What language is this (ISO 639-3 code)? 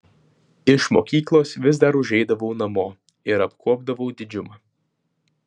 lit